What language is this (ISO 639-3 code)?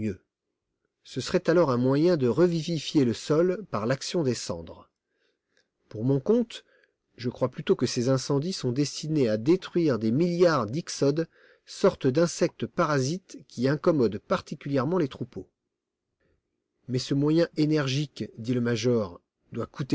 fra